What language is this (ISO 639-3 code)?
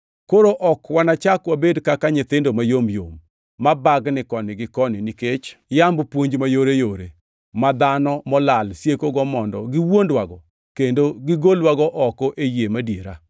luo